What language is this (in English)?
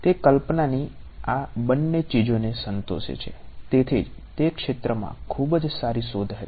Gujarati